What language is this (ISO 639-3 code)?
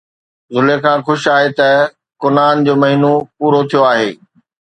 snd